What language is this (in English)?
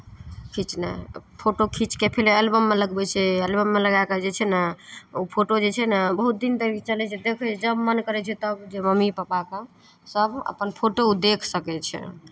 Maithili